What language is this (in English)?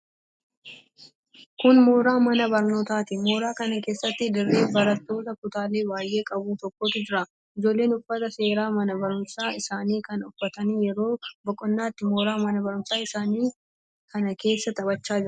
Oromo